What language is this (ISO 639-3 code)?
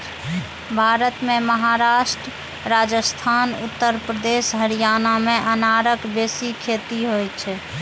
mai